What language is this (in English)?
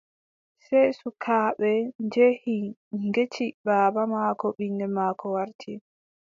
Adamawa Fulfulde